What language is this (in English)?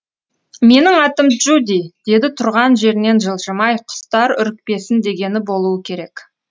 Kazakh